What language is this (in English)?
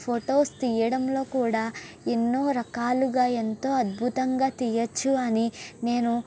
Telugu